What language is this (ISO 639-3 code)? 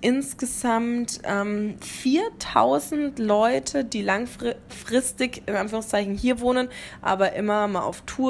deu